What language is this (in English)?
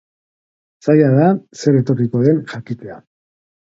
Basque